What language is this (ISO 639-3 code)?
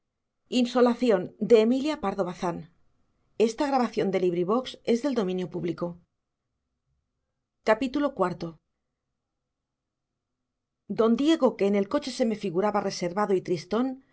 spa